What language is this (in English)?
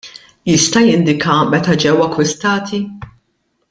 Maltese